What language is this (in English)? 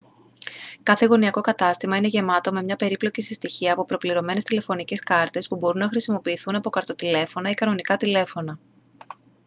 Greek